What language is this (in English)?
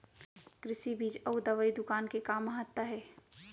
Chhattisgarhi